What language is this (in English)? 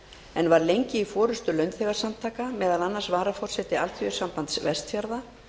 Icelandic